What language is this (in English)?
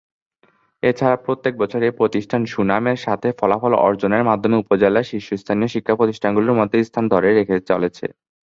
Bangla